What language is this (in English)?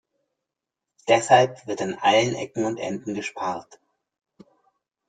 German